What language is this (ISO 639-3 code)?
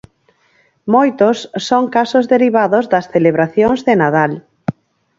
glg